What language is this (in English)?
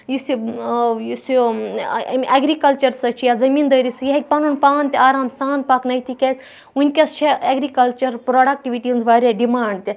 Kashmiri